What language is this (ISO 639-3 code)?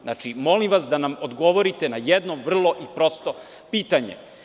srp